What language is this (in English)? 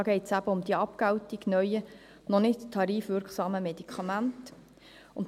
Swiss German